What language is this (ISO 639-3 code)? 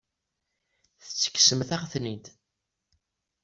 kab